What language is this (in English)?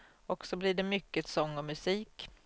Swedish